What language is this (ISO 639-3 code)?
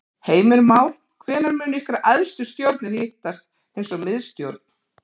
isl